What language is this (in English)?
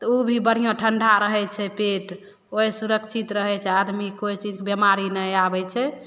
Maithili